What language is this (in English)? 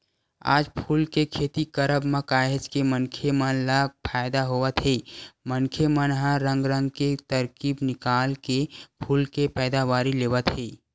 Chhattisgarhi